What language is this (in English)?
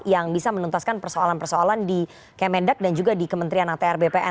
Indonesian